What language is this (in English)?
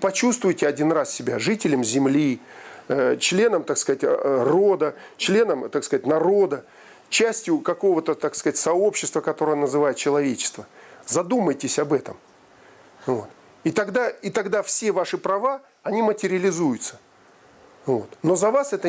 Russian